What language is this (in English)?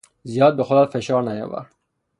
Persian